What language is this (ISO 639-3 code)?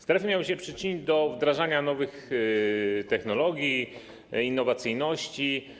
pol